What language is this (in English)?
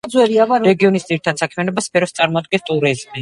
Georgian